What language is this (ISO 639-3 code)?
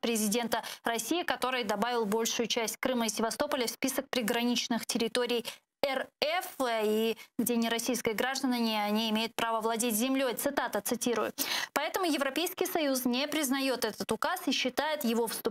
rus